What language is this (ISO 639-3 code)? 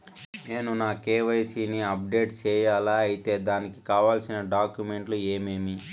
tel